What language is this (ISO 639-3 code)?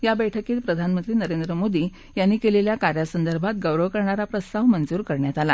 mar